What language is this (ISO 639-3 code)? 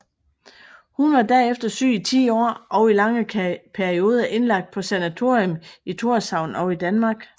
dan